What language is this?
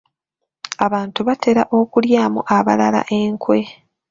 Ganda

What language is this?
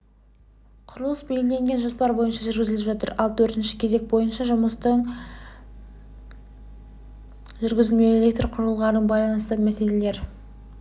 Kazakh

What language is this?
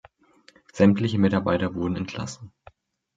German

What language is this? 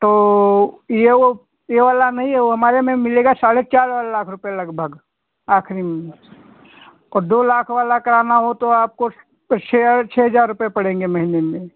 Hindi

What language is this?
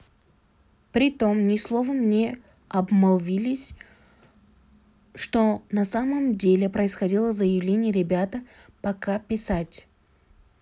Kazakh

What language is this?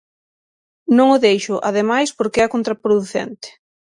Galician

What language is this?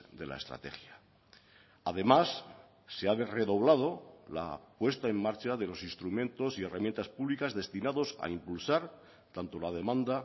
Spanish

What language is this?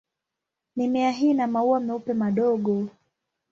Swahili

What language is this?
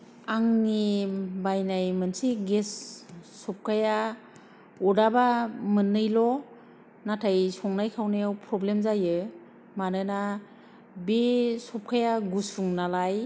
Bodo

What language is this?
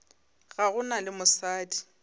Northern Sotho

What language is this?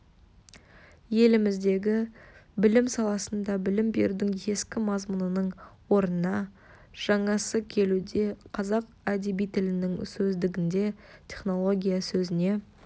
Kazakh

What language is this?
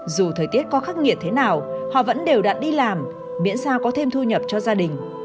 Vietnamese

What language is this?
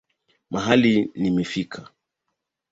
Swahili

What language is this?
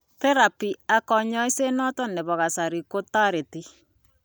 Kalenjin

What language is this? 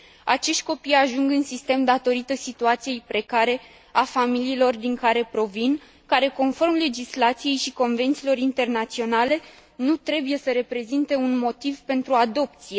Romanian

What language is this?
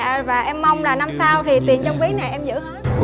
Vietnamese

